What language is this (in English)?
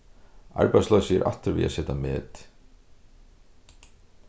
Faroese